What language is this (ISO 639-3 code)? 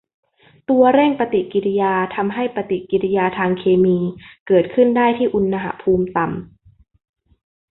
tha